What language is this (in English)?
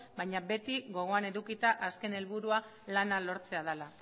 Basque